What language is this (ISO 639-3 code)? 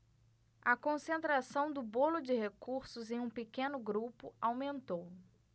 por